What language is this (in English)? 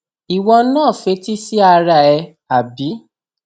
Yoruba